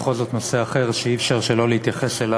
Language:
Hebrew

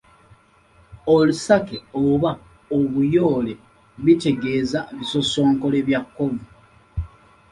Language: Ganda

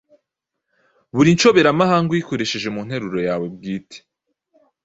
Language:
Kinyarwanda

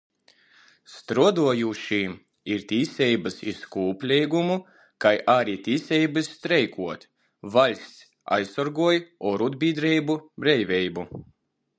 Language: Latgalian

